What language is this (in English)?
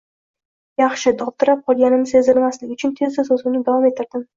Uzbek